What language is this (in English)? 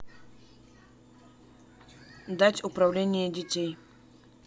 Russian